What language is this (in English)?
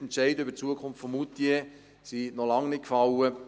Swiss German